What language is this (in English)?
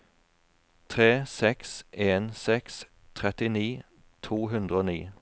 Norwegian